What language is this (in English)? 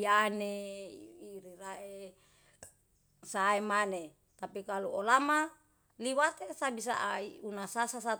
Yalahatan